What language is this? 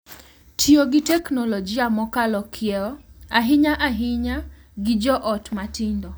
Luo (Kenya and Tanzania)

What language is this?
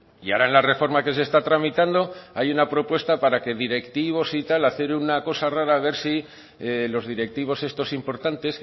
Spanish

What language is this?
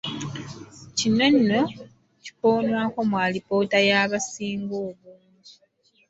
Ganda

